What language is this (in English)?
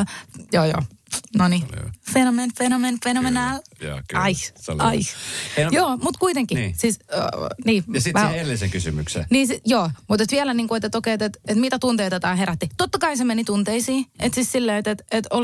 Finnish